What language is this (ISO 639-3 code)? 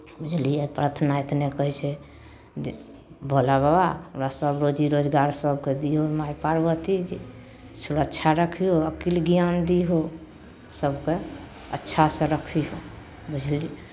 mai